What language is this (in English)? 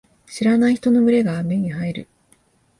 Japanese